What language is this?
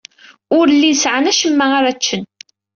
Kabyle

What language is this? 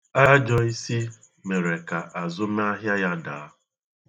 Igbo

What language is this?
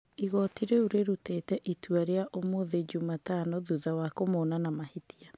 Kikuyu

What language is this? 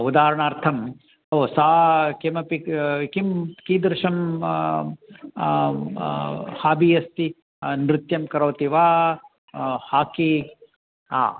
Sanskrit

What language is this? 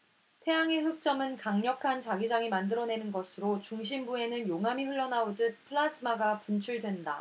Korean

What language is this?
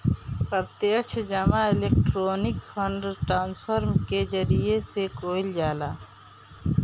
Bhojpuri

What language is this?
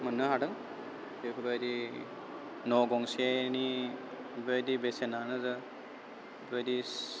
Bodo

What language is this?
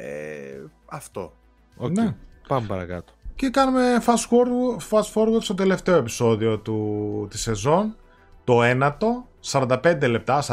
Greek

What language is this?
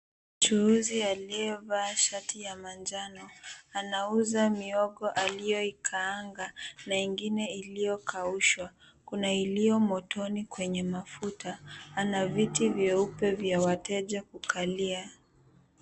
Swahili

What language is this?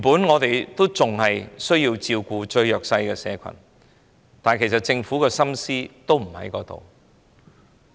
Cantonese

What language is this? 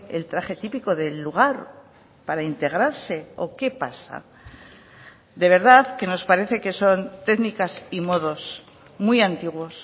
Spanish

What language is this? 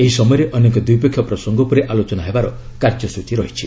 Odia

